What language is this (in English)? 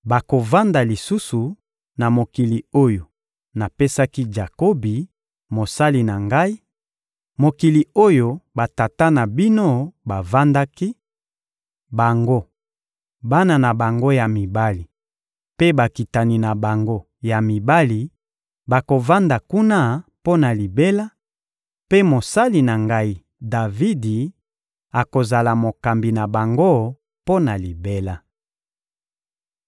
Lingala